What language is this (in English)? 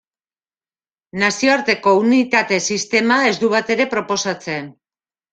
Basque